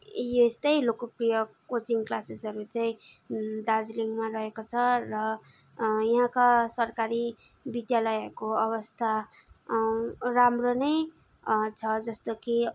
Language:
Nepali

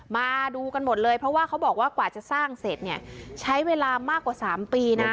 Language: Thai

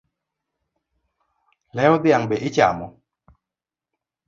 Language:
Luo (Kenya and Tanzania)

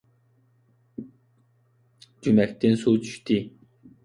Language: Uyghur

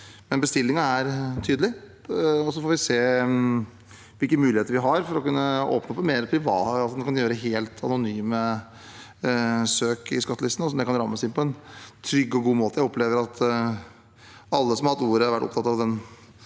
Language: Norwegian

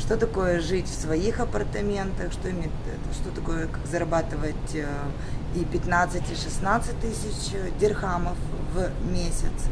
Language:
Russian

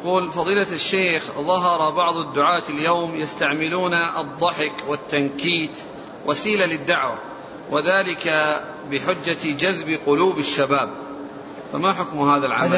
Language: Arabic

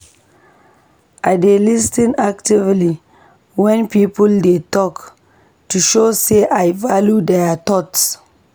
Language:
Nigerian Pidgin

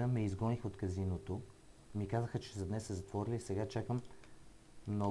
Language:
Bulgarian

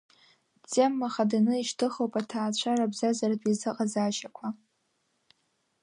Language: Abkhazian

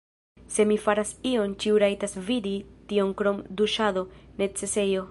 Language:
Esperanto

